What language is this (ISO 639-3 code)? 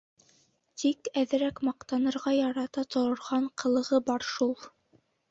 bak